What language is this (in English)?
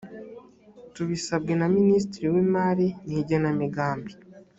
Kinyarwanda